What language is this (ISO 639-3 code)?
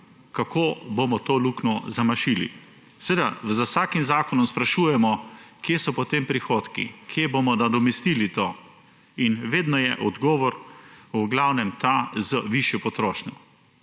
slv